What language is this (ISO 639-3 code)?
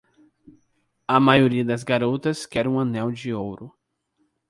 por